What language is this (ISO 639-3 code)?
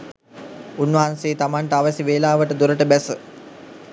sin